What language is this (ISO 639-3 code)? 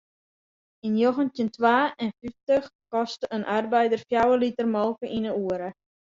fry